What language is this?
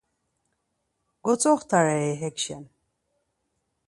Laz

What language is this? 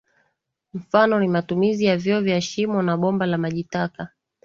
Swahili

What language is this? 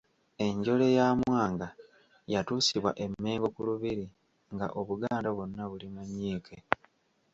Ganda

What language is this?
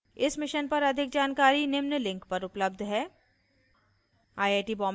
Hindi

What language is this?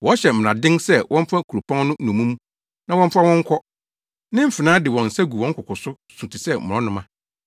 Akan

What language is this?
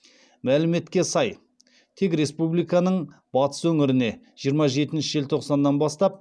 Kazakh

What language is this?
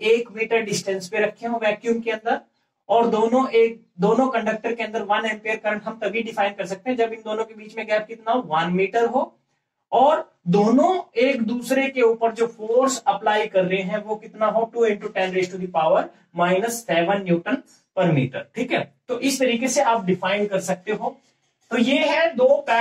Hindi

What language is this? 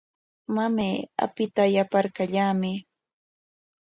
Corongo Ancash Quechua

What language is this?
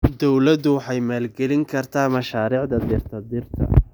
Somali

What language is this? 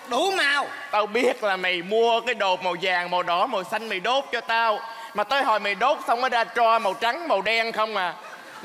Vietnamese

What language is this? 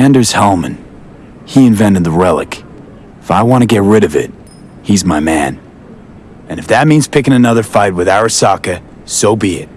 English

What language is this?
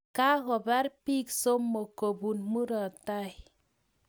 Kalenjin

